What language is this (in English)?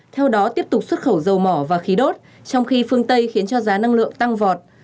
Vietnamese